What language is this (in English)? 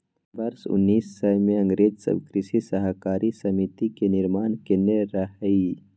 Maithili